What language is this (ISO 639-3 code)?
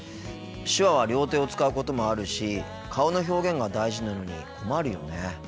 jpn